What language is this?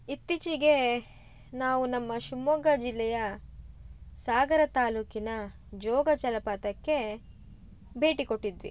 Kannada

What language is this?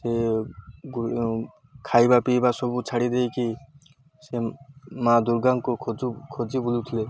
Odia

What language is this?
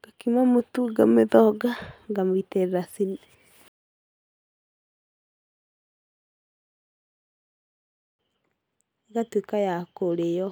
Kikuyu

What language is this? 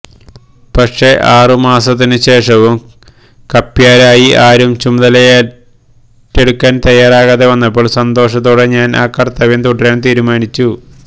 Malayalam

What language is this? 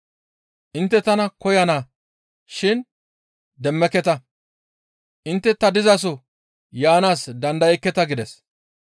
Gamo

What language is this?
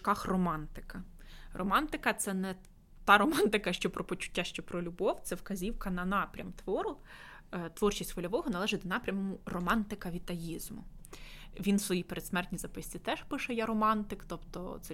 Ukrainian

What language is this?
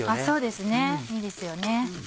Japanese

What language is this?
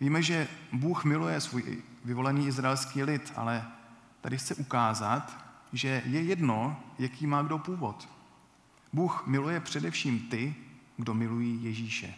Czech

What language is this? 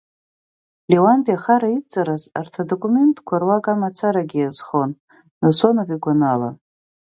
Abkhazian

